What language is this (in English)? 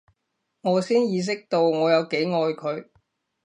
Cantonese